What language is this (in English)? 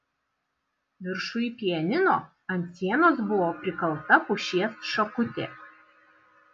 Lithuanian